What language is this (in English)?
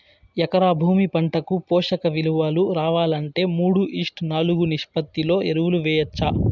Telugu